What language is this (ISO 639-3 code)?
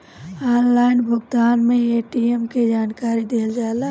bho